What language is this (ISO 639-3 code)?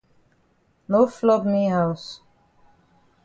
wes